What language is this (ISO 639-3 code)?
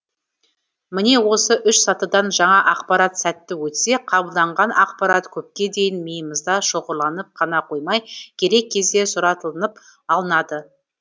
kaz